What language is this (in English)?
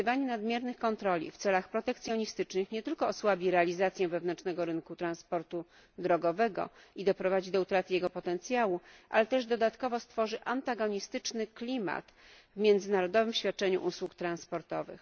Polish